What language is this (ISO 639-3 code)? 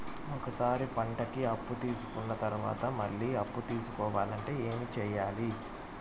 tel